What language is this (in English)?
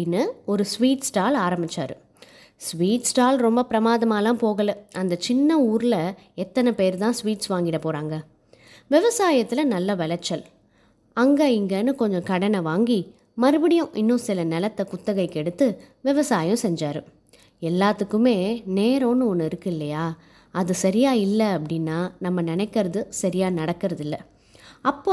Tamil